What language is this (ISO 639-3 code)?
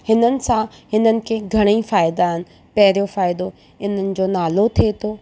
snd